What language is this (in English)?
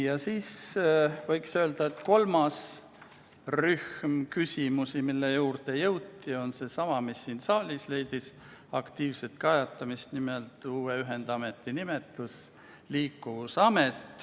Estonian